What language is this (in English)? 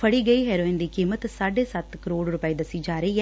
Punjabi